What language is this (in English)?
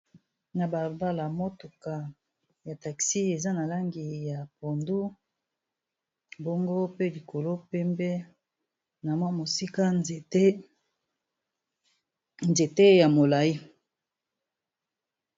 Lingala